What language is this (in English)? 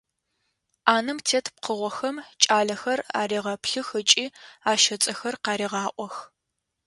Adyghe